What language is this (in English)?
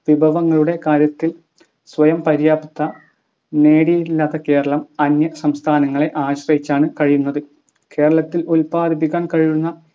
Malayalam